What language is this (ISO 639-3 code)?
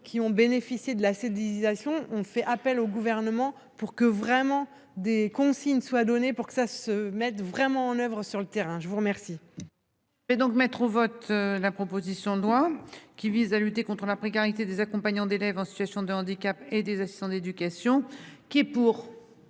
fra